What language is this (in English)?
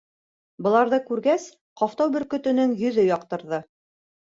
Bashkir